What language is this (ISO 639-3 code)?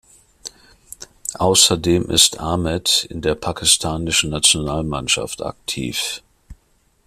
deu